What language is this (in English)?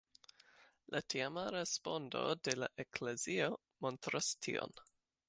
Esperanto